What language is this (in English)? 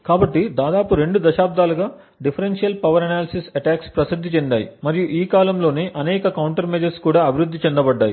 Telugu